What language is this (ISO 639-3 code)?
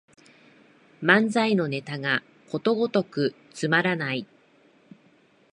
jpn